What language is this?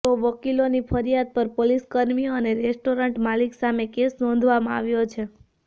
Gujarati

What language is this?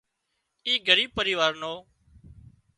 Wadiyara Koli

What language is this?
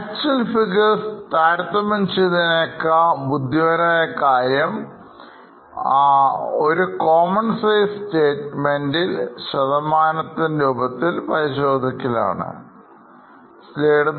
Malayalam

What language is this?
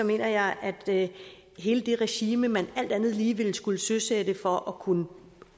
Danish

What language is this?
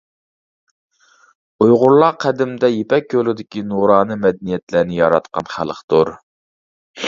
Uyghur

